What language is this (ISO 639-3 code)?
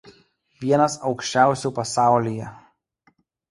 lit